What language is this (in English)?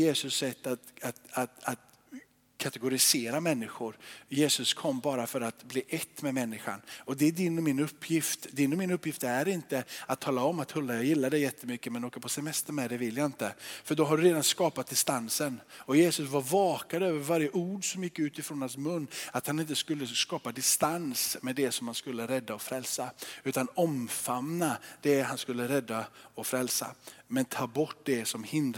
Swedish